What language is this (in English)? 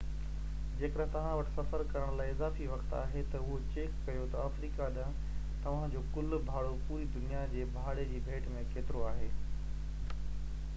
Sindhi